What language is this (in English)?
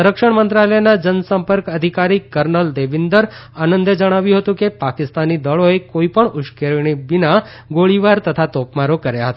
Gujarati